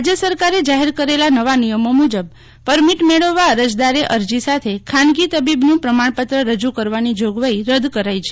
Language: Gujarati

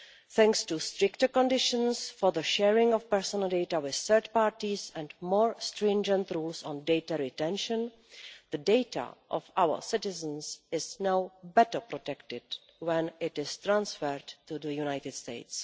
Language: English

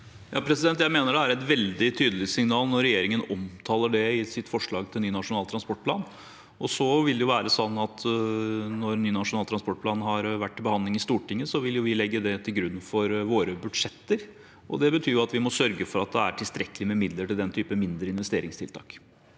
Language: Norwegian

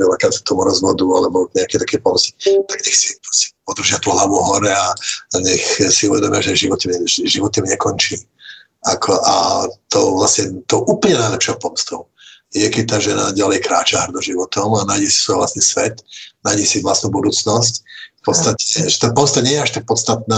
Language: Czech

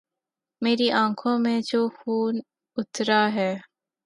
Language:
Urdu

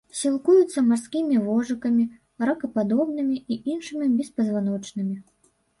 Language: Belarusian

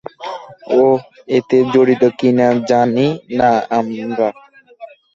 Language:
Bangla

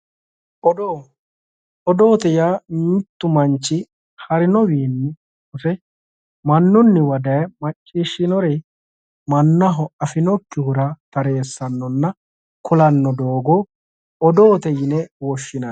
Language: Sidamo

